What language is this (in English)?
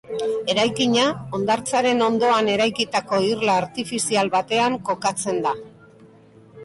Basque